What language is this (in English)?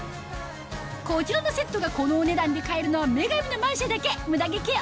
Japanese